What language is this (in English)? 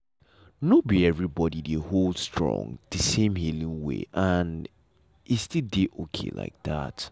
Nigerian Pidgin